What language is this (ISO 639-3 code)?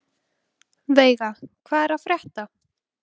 isl